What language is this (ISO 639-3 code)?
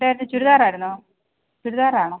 mal